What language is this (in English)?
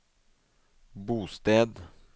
Norwegian